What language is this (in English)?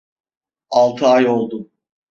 Turkish